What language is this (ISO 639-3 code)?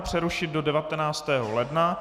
ces